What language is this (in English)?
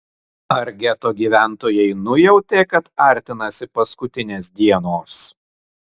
Lithuanian